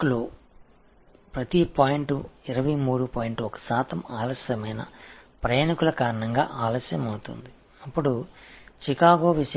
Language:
Tamil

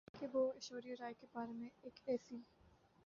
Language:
Urdu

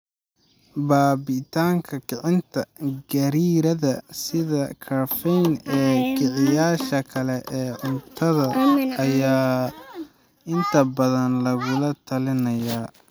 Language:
Somali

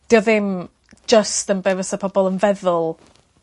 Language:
Welsh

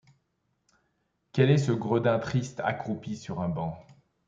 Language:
French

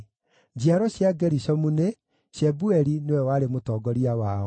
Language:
Kikuyu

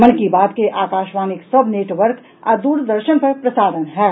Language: Maithili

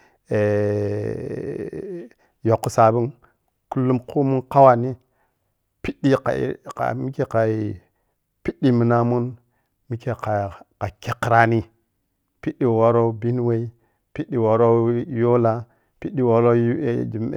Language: Piya-Kwonci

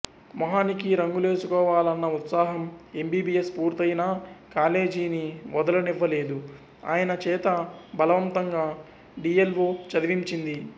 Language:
Telugu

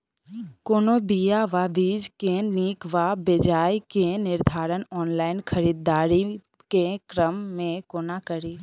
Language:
Maithili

